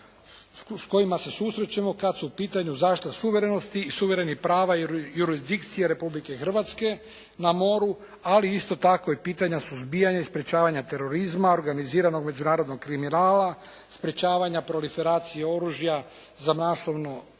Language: Croatian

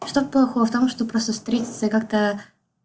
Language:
Russian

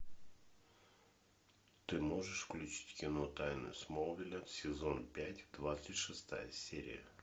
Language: Russian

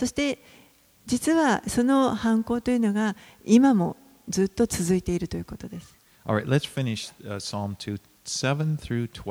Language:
Japanese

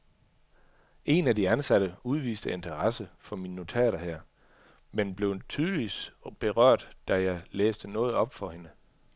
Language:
Danish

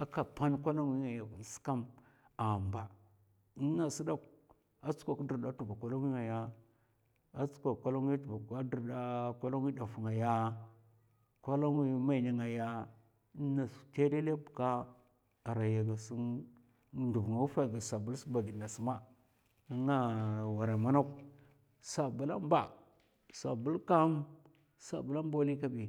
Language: Mafa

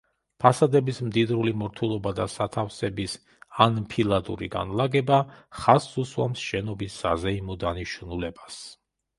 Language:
Georgian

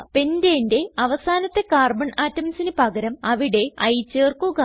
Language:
Malayalam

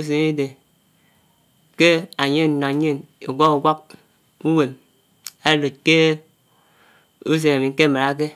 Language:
Anaang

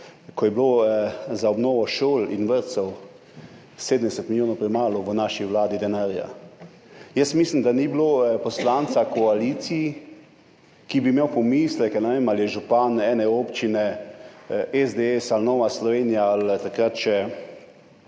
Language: Slovenian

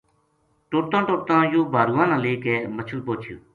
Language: Gujari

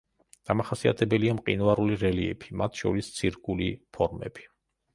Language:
Georgian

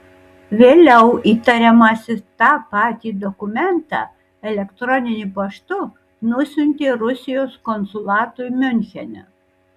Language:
Lithuanian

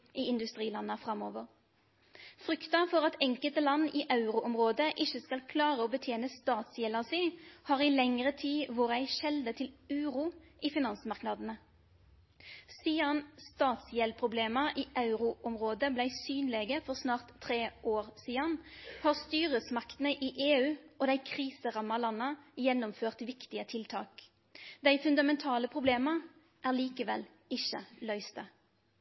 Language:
Norwegian Nynorsk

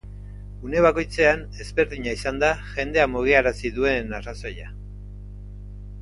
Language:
Basque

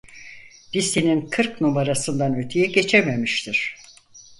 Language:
Turkish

